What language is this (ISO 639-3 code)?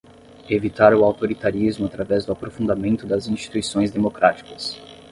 por